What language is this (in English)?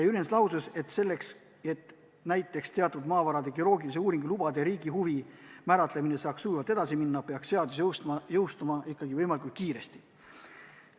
Estonian